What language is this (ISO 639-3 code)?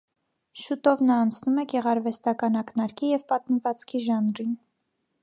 hye